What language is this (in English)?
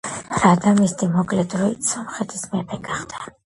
Georgian